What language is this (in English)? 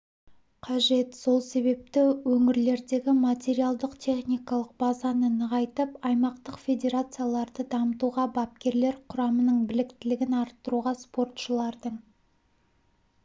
Kazakh